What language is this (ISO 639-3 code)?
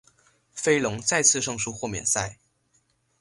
zho